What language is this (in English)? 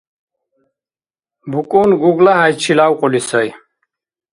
Dargwa